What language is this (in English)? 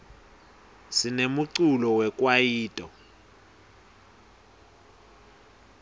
Swati